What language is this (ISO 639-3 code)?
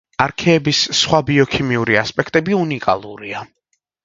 kat